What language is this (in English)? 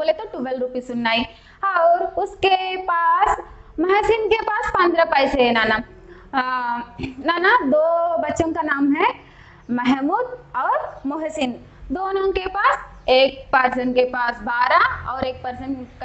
Hindi